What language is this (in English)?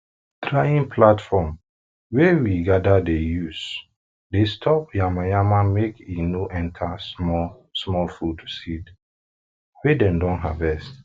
Nigerian Pidgin